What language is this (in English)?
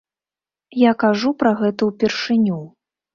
Belarusian